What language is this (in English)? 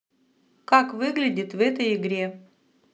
Russian